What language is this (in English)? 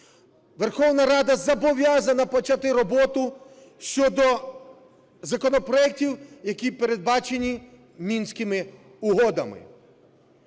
Ukrainian